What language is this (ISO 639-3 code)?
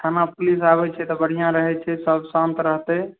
mai